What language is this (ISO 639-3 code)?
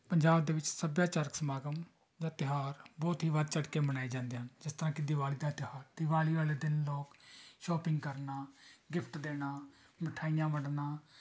pan